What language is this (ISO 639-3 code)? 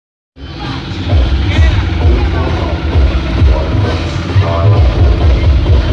ind